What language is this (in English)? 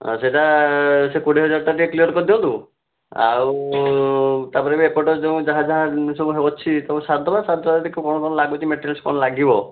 Odia